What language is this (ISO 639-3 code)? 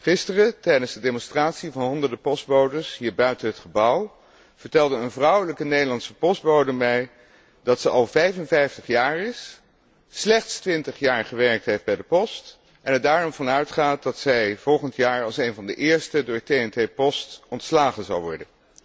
nld